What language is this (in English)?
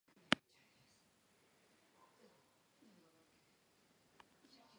Georgian